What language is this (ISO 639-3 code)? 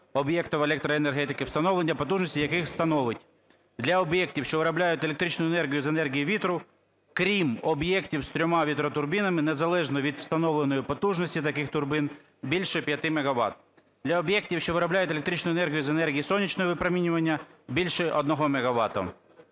ukr